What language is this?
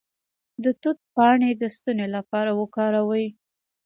Pashto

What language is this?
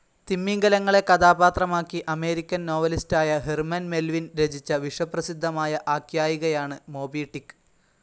Malayalam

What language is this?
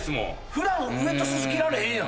Japanese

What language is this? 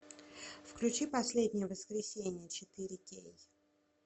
Russian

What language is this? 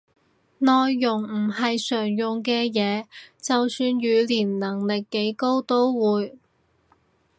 Cantonese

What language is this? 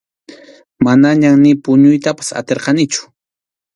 Arequipa-La Unión Quechua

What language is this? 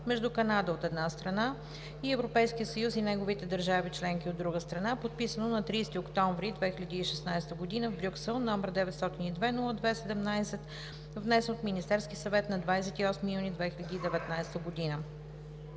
Bulgarian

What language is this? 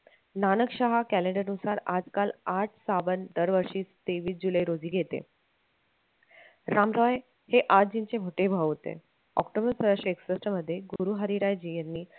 Marathi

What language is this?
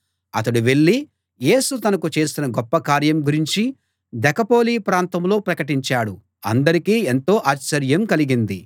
Telugu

